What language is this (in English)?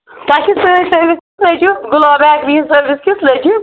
Kashmiri